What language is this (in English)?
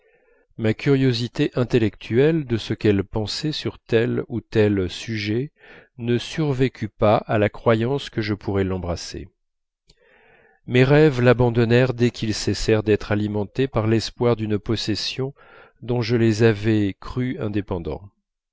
French